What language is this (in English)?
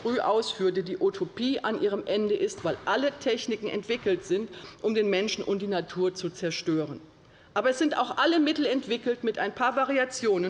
German